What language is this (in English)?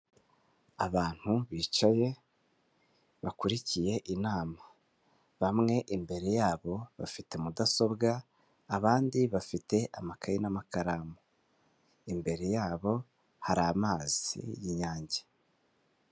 Kinyarwanda